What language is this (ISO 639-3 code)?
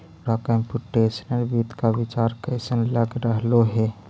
mag